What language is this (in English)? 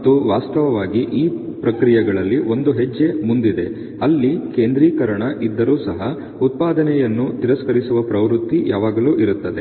Kannada